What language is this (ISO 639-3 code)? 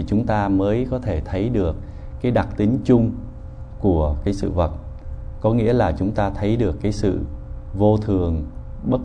vie